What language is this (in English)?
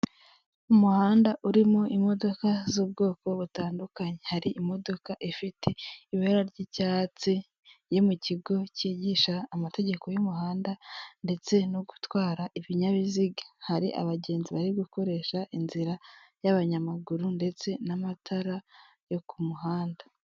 Kinyarwanda